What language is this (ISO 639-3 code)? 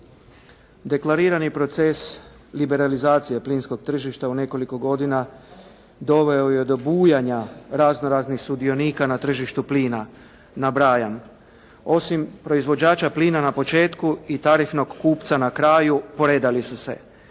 hrv